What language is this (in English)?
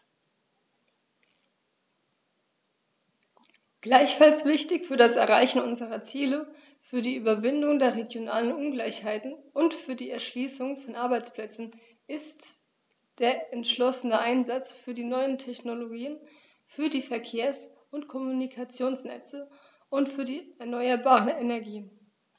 German